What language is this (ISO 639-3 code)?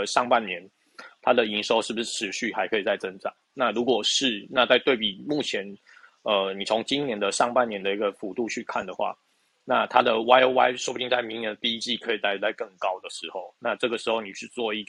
zho